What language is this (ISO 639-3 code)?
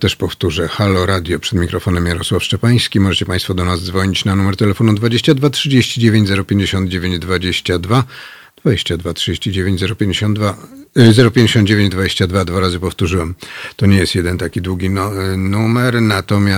pol